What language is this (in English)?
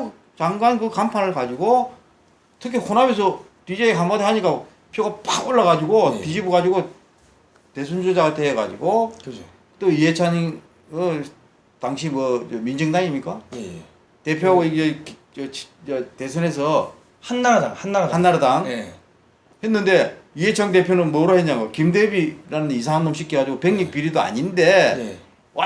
Korean